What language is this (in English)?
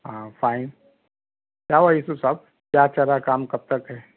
Urdu